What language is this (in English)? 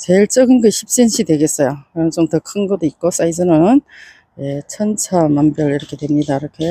Korean